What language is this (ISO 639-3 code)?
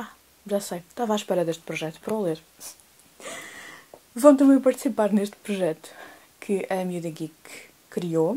por